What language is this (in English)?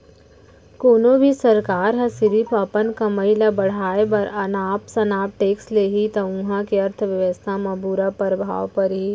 Chhattisgarhi